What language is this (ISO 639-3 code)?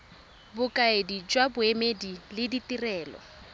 tsn